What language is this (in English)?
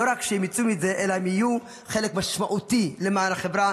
Hebrew